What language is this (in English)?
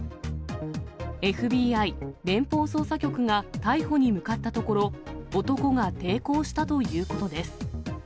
Japanese